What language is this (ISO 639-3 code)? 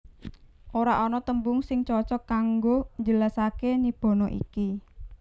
jav